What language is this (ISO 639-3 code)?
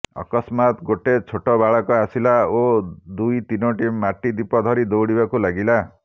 ori